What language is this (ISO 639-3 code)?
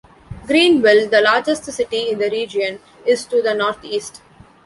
eng